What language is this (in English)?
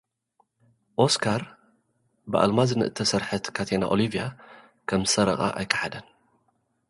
Tigrinya